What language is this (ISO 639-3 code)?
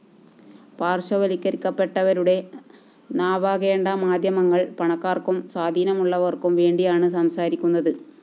mal